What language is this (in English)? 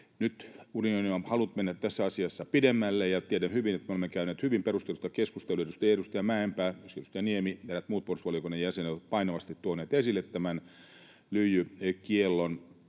Finnish